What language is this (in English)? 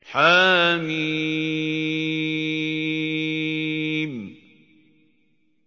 Arabic